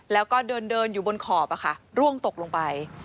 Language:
Thai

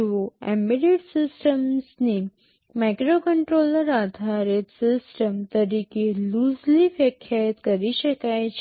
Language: Gujarati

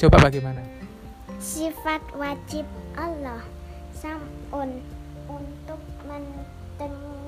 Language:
Indonesian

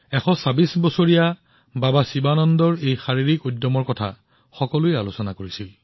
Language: Assamese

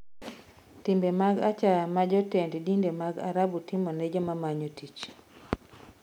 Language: Luo (Kenya and Tanzania)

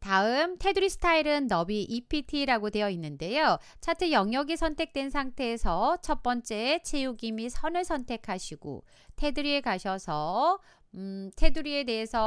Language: Korean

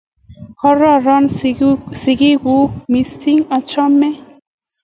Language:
Kalenjin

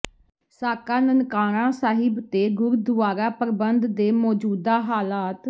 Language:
Punjabi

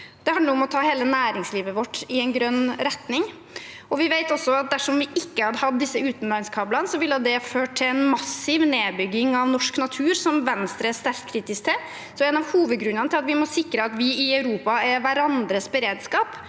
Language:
Norwegian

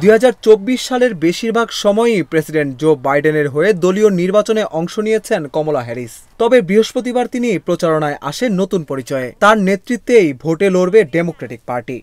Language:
Bangla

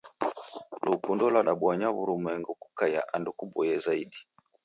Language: Taita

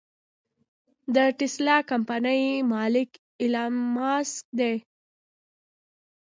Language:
Pashto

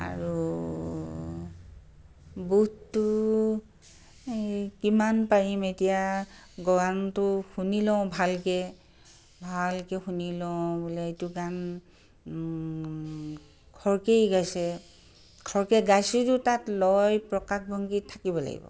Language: Assamese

